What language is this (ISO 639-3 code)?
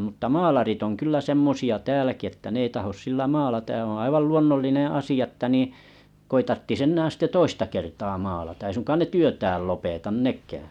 fin